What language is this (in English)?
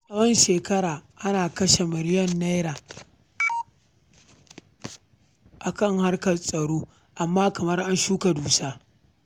Hausa